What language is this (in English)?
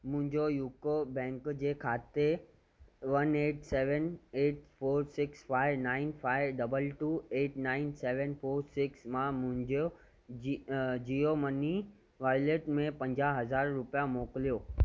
Sindhi